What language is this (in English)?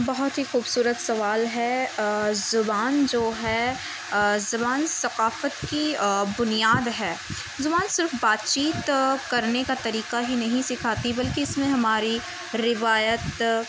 Urdu